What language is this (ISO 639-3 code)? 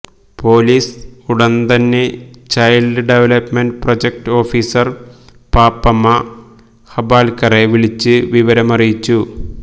mal